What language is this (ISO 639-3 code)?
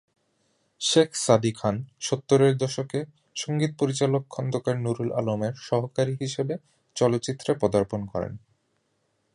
ben